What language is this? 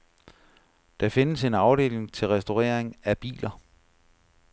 Danish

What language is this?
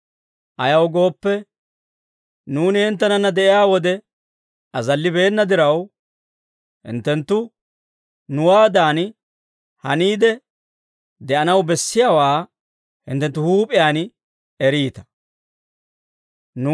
Dawro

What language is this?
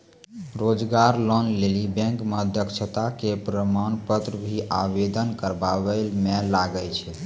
Maithili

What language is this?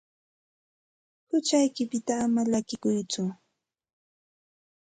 Santa Ana de Tusi Pasco Quechua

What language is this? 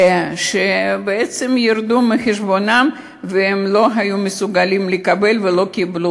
Hebrew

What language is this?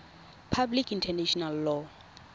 Tswana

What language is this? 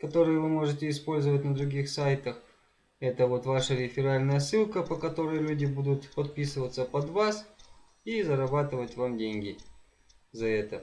Russian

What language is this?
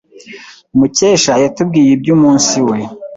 Kinyarwanda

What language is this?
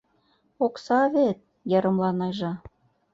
Mari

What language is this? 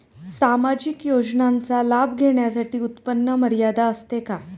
Marathi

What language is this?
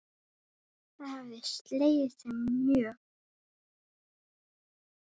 Icelandic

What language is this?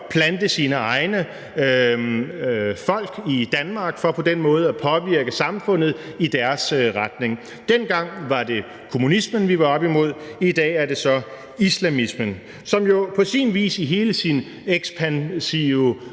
Danish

